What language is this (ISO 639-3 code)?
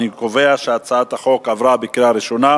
heb